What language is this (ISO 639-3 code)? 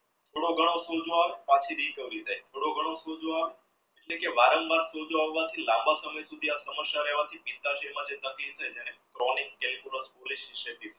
guj